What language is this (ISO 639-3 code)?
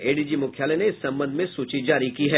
hin